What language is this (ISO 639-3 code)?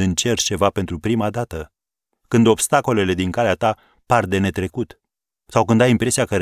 ron